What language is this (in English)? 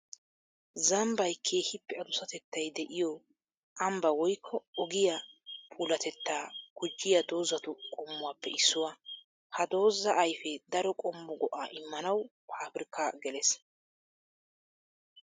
Wolaytta